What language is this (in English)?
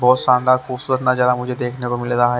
Hindi